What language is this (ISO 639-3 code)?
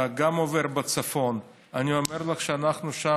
heb